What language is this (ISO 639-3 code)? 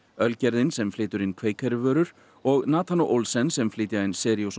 isl